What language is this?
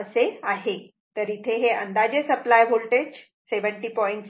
Marathi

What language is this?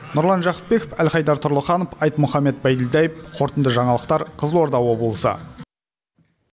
Kazakh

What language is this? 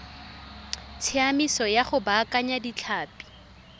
Tswana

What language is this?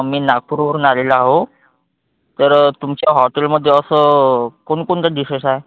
Marathi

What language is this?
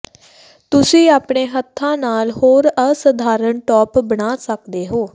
Punjabi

